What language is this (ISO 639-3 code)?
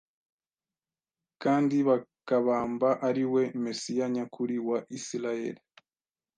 kin